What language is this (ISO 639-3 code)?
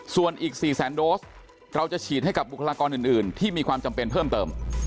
tha